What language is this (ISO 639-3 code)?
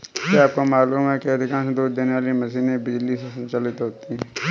hin